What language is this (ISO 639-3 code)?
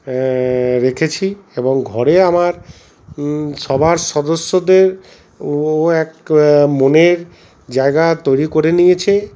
ben